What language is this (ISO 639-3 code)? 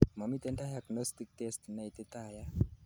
kln